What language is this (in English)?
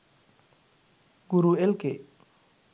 Sinhala